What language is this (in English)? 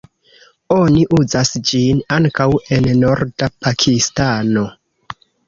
Esperanto